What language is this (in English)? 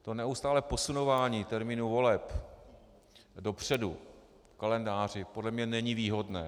Czech